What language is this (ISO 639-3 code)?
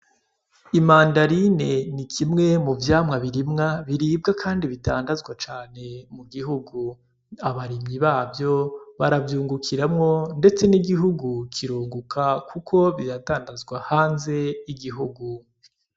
run